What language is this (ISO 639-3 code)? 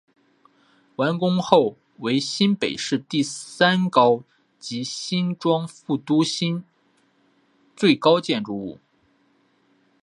zho